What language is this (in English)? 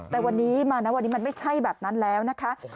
Thai